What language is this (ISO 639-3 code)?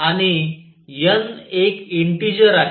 mar